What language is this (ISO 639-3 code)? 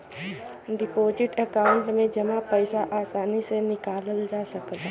bho